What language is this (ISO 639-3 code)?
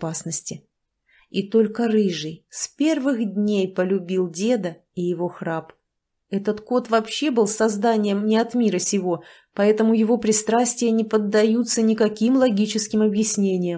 rus